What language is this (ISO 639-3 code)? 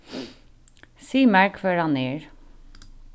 fao